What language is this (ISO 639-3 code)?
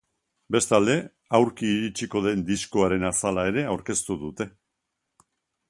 eus